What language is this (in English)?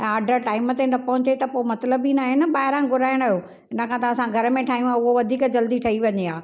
Sindhi